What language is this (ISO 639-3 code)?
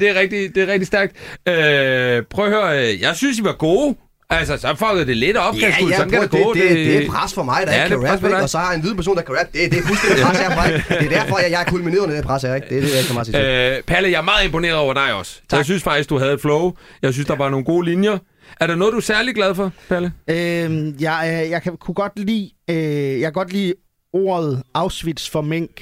dan